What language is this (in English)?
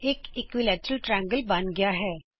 Punjabi